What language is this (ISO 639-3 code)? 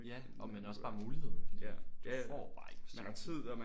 dan